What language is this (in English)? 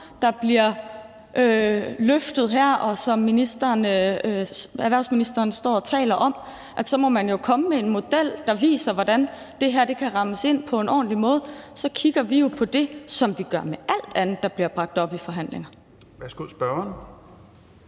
Danish